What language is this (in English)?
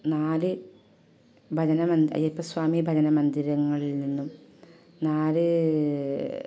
Malayalam